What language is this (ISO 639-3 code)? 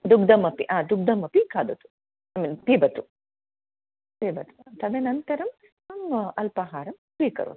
san